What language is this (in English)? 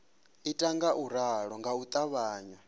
Venda